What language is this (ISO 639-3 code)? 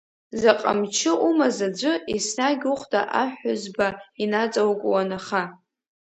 abk